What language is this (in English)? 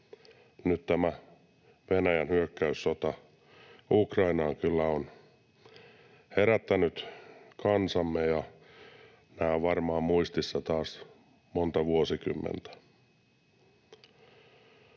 Finnish